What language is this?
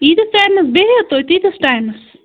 Kashmiri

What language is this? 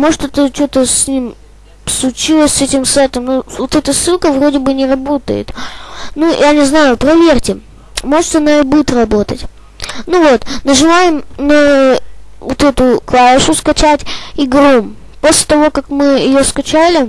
Russian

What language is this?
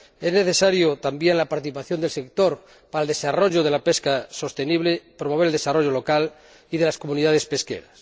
Spanish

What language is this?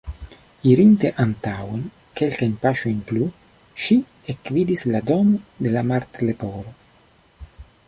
Esperanto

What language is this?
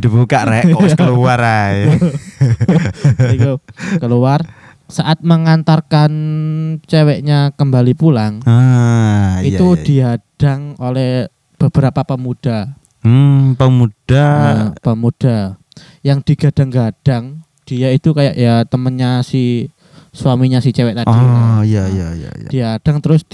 Indonesian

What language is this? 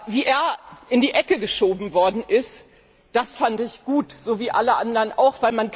German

